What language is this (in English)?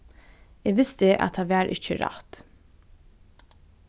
Faroese